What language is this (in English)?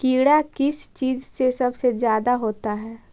Magahi